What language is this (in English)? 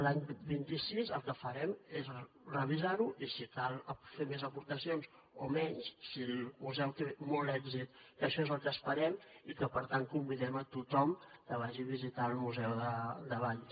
Catalan